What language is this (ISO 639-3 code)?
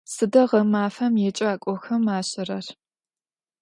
ady